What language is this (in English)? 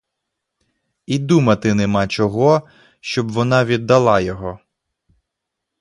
Ukrainian